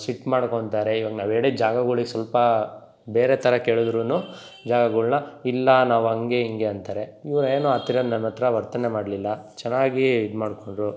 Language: Kannada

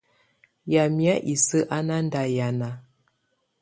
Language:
Tunen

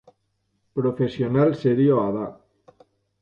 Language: Basque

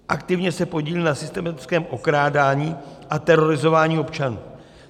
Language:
Czech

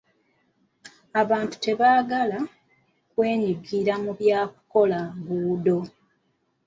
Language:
Ganda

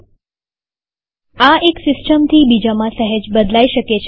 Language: Gujarati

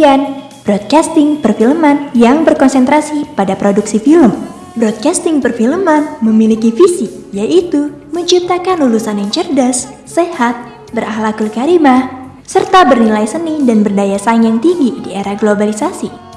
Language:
Indonesian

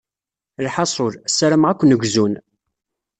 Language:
Kabyle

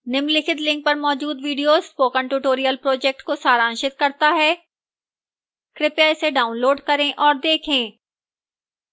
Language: Hindi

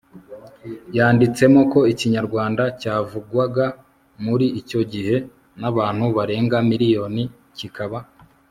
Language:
Kinyarwanda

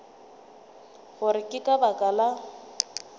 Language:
Northern Sotho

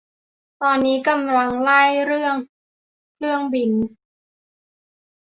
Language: Thai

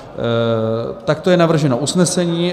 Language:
Czech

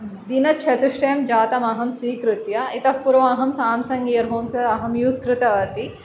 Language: Sanskrit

